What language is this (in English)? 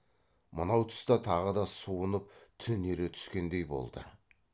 Kazakh